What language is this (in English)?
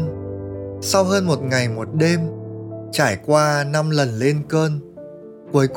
Vietnamese